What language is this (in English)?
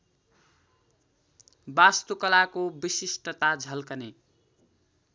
Nepali